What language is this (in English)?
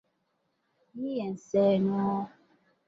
Ganda